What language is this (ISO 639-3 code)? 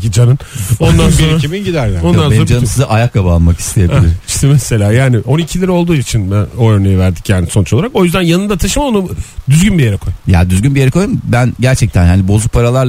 tur